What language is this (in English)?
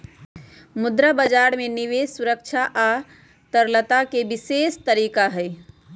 Magahi